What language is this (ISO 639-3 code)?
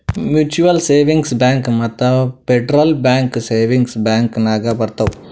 kan